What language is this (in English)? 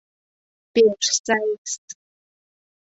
Mari